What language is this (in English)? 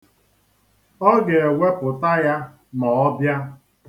Igbo